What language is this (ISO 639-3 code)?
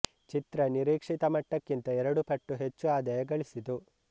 kan